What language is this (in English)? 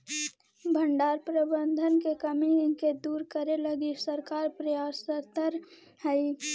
Magahi